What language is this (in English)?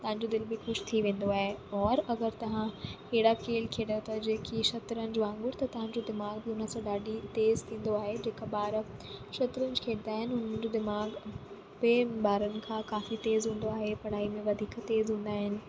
Sindhi